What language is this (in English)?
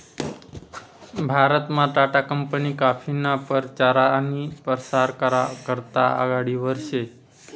Marathi